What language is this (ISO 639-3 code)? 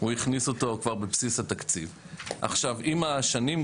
heb